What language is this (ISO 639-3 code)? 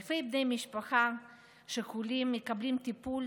heb